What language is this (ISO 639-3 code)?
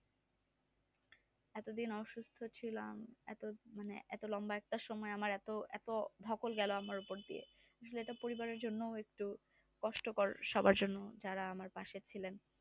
ben